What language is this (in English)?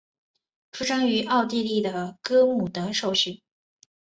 Chinese